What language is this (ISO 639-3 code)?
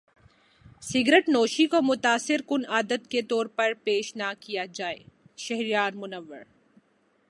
urd